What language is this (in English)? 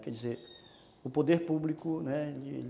Portuguese